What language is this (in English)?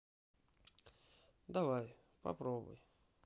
Russian